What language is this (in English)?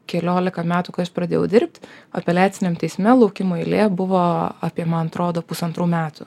Lithuanian